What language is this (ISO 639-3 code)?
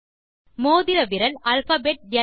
tam